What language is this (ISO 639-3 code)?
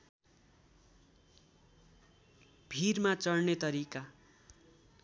nep